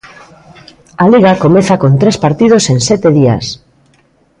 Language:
Galician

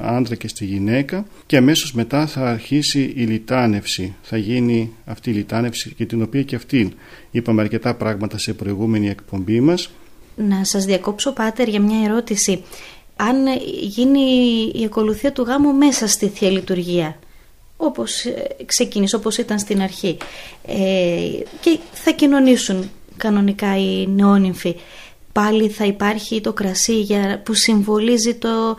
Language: Greek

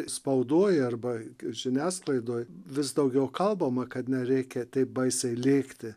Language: Lithuanian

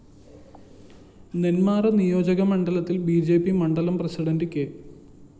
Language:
Malayalam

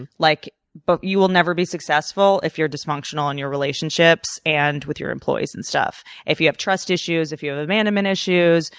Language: English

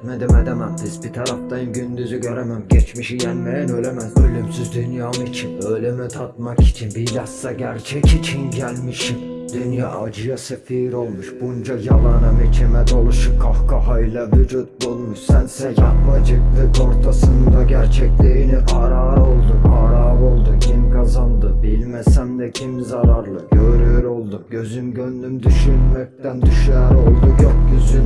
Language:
Turkish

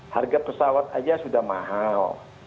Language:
Indonesian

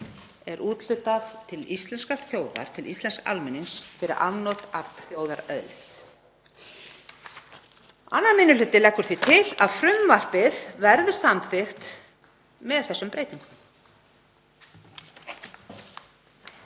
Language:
Icelandic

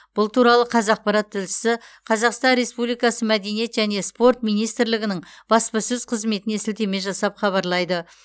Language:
Kazakh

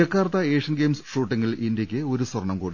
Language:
Malayalam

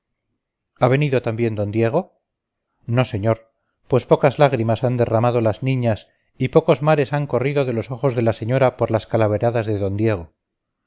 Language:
Spanish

